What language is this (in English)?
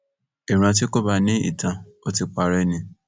Yoruba